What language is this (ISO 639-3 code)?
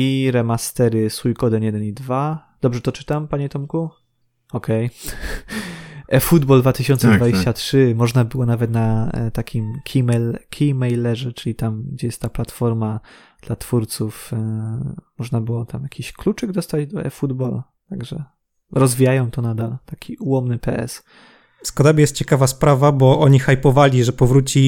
pol